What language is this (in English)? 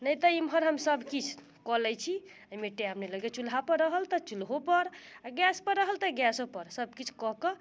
Maithili